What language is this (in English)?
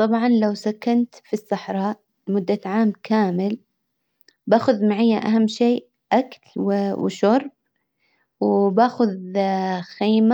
Hijazi Arabic